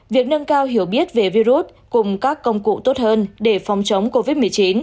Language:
Vietnamese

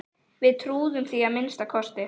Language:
Icelandic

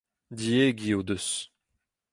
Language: Breton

